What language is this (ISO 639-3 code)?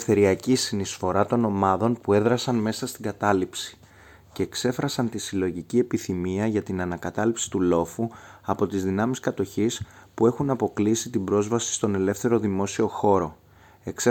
ell